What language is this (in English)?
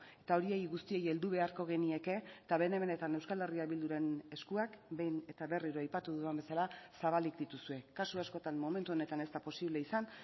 Basque